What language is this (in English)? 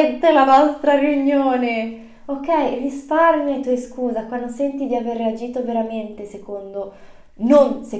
Italian